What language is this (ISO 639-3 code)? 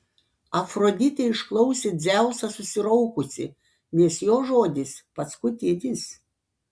lit